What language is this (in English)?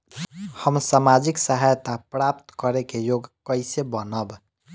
Bhojpuri